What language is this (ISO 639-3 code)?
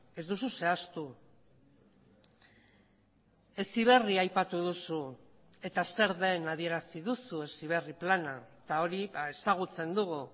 eus